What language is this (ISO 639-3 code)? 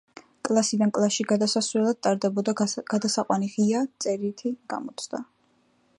kat